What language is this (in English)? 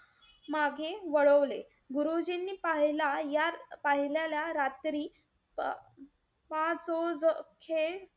Marathi